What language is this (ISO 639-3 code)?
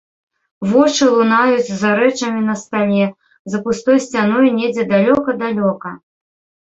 bel